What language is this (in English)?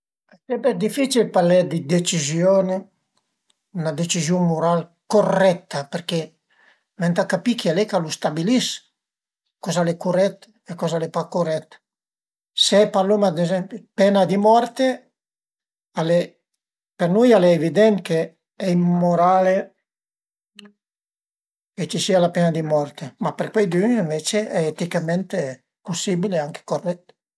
Piedmontese